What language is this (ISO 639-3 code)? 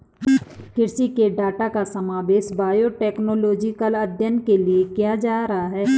hin